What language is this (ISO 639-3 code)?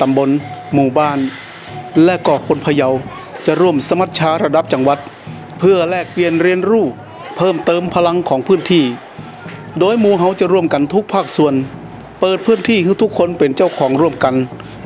tha